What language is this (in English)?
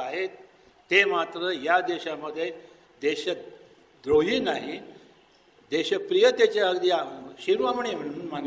Hindi